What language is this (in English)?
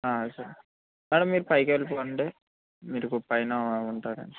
Telugu